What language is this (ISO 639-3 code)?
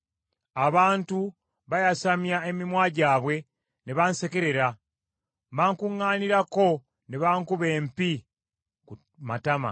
lug